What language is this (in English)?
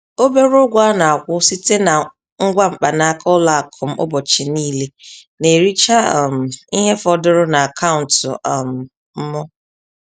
Igbo